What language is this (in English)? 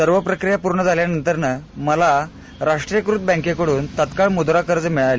Marathi